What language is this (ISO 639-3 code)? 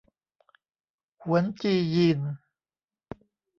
tha